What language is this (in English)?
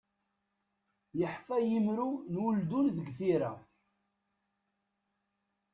Kabyle